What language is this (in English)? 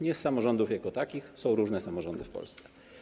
Polish